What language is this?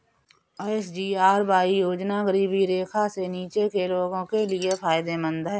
Hindi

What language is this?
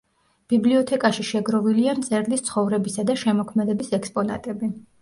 Georgian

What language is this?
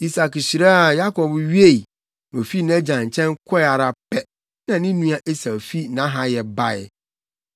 Akan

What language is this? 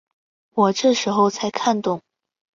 Chinese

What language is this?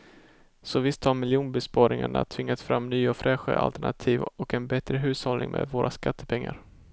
Swedish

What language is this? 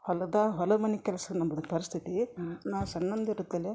Kannada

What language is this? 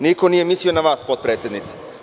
Serbian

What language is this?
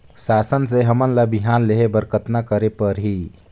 Chhattisgarhi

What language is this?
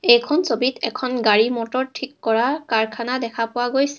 Assamese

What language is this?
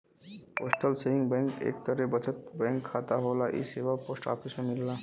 Bhojpuri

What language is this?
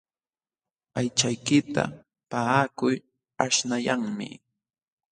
Jauja Wanca Quechua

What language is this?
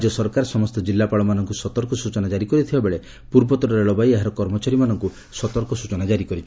Odia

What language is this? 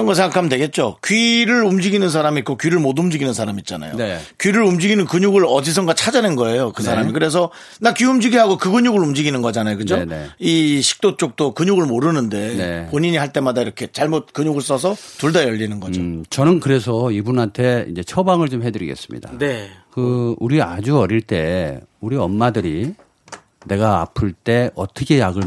Korean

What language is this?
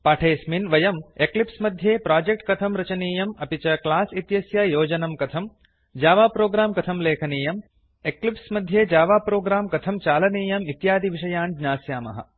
Sanskrit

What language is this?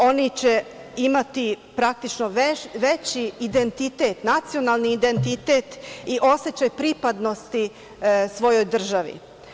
Serbian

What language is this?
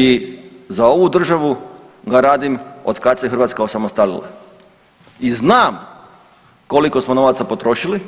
Croatian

